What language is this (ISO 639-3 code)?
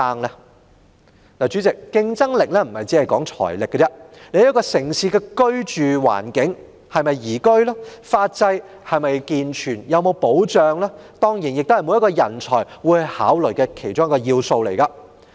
yue